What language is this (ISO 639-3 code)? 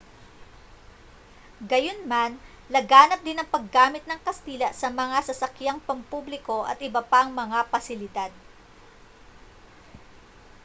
fil